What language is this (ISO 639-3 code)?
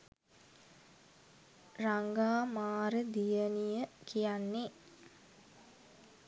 sin